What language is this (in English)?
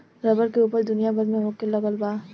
Bhojpuri